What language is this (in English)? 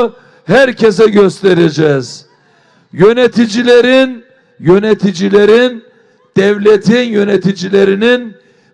Turkish